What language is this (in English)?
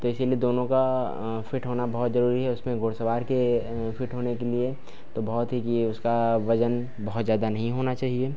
Hindi